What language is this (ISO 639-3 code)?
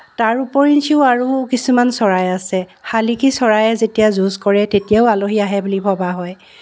asm